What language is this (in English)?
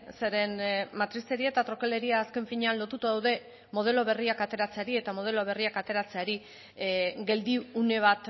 Basque